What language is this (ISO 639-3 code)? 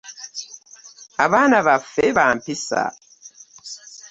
lug